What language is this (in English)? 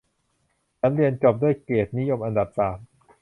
Thai